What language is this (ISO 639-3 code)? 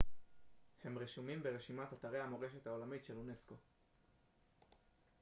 heb